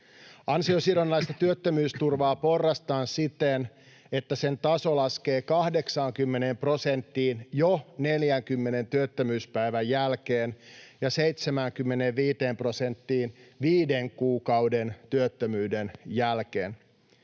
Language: Finnish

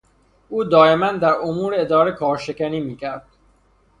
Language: Persian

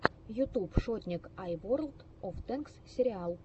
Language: Russian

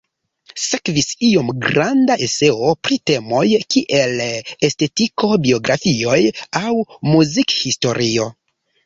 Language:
Esperanto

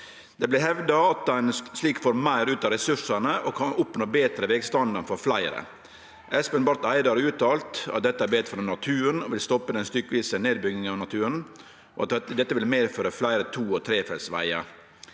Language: Norwegian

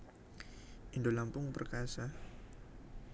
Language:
Javanese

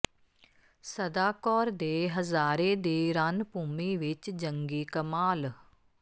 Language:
Punjabi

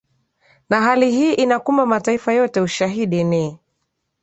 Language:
Swahili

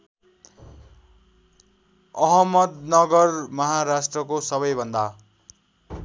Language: Nepali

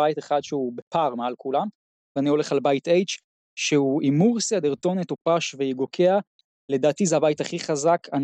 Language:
Hebrew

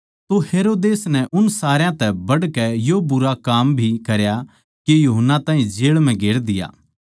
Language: Haryanvi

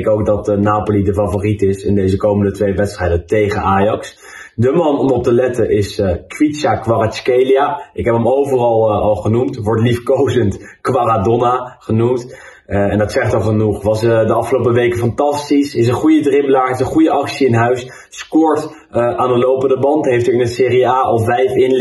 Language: Dutch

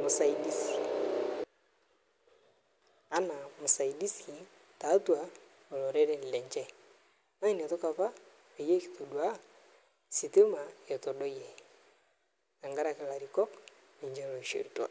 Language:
Masai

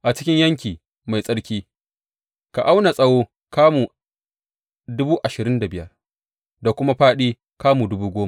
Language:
Hausa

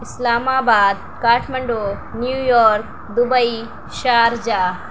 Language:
Urdu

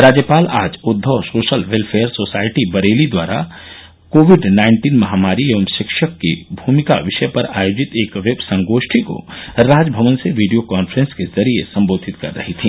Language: Hindi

